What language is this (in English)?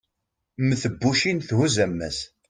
Kabyle